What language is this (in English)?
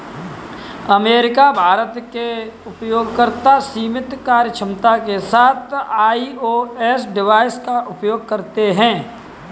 Hindi